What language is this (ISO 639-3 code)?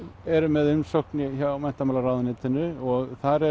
isl